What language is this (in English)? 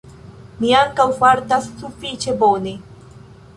Esperanto